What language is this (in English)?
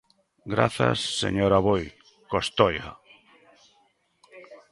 Galician